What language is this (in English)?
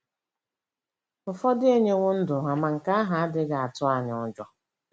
Igbo